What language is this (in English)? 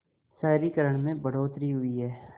Hindi